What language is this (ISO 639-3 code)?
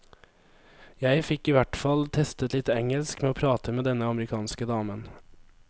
nor